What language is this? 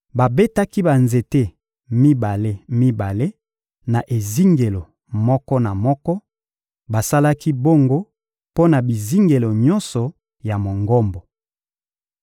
Lingala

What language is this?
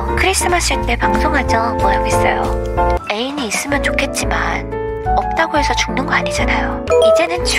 Korean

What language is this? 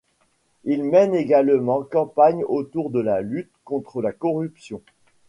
French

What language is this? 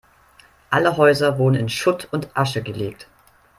German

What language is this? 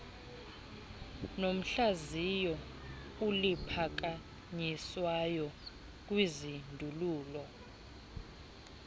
Xhosa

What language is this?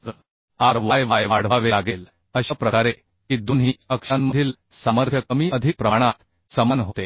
Marathi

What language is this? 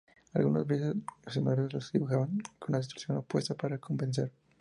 Spanish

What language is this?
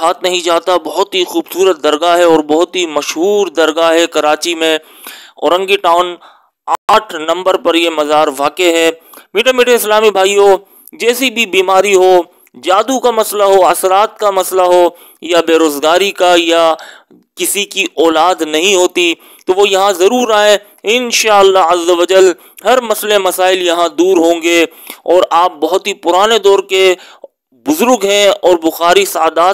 Turkish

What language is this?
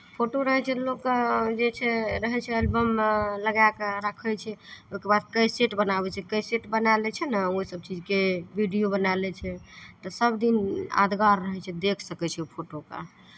Maithili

